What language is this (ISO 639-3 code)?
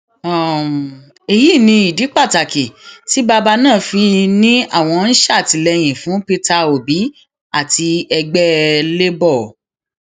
yor